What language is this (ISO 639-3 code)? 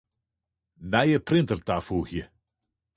fry